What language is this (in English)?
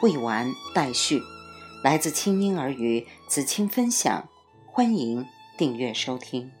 Chinese